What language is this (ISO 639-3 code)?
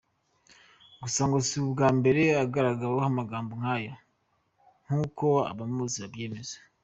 kin